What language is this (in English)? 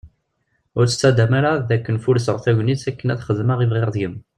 Kabyle